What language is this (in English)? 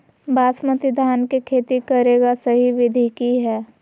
Magahi